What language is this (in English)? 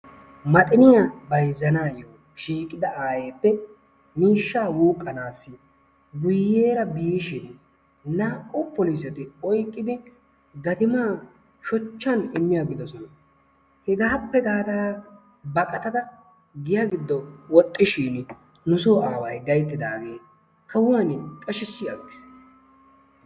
Wolaytta